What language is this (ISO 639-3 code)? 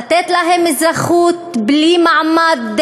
heb